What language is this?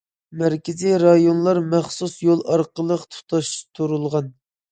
Uyghur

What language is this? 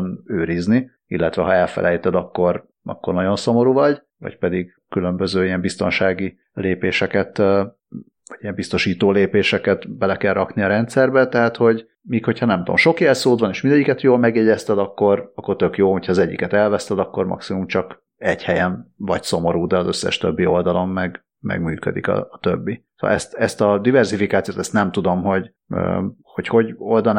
Hungarian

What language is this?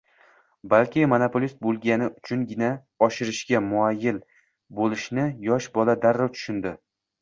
Uzbek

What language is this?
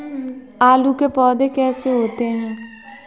Hindi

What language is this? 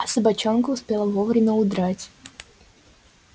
Russian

